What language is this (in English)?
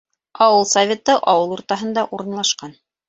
Bashkir